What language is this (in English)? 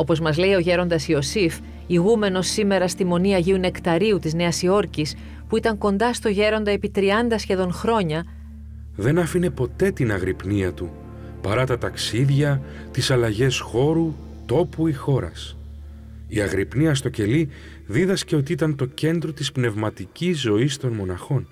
Greek